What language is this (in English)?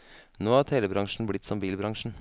Norwegian